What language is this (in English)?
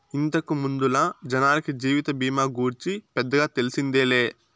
Telugu